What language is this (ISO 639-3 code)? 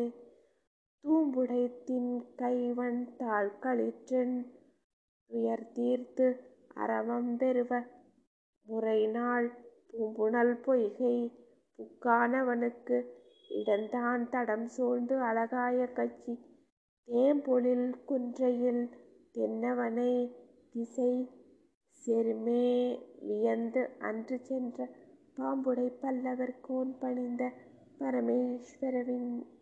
tam